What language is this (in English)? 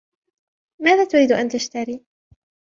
Arabic